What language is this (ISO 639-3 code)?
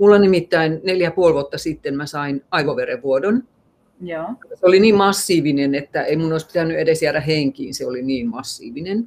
fin